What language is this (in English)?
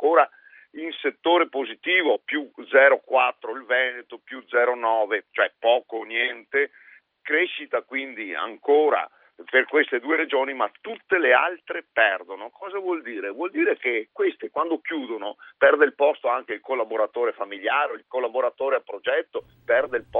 Italian